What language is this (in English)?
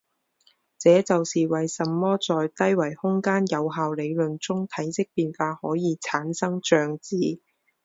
Chinese